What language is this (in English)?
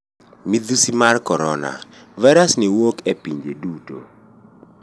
Luo (Kenya and Tanzania)